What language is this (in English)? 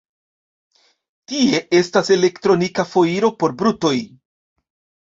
Esperanto